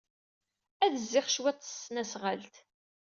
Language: Kabyle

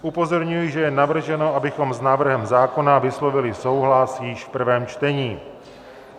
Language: Czech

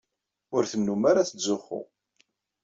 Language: Kabyle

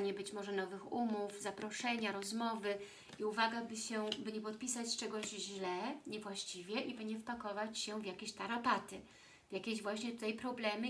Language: Polish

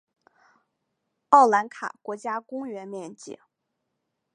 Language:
Chinese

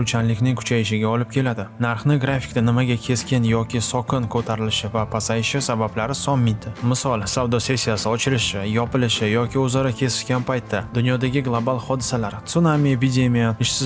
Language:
Uzbek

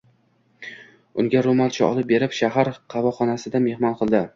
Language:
Uzbek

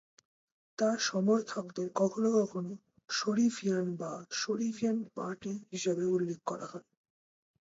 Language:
Bangla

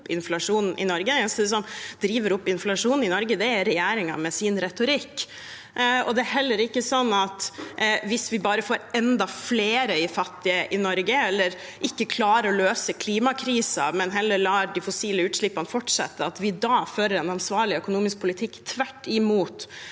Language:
Norwegian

